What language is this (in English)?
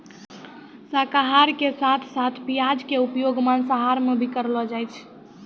Maithili